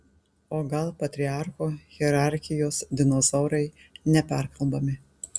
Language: Lithuanian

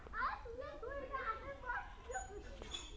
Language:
Bangla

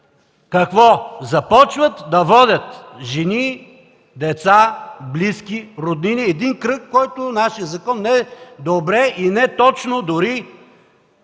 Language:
Bulgarian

